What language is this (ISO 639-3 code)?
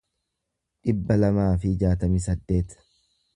orm